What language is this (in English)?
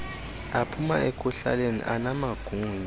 Xhosa